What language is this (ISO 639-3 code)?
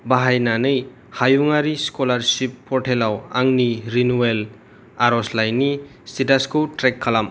brx